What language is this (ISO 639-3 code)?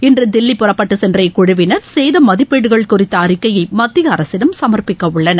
tam